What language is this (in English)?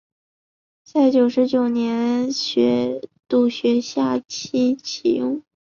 Chinese